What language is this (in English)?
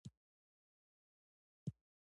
Pashto